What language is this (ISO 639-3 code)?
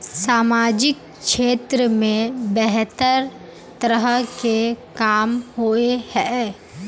mag